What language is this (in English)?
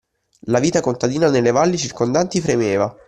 Italian